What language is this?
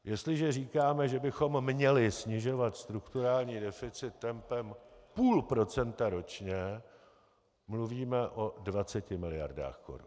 Czech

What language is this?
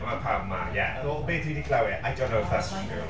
Welsh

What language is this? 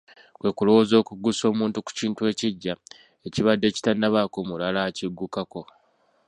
Ganda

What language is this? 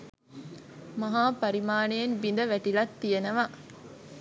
Sinhala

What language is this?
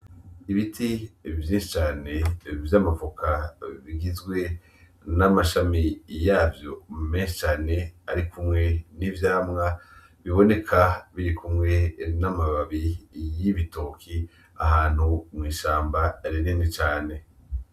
Rundi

